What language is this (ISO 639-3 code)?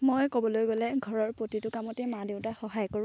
asm